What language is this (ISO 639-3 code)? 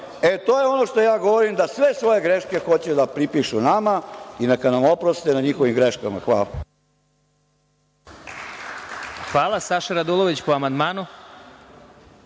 srp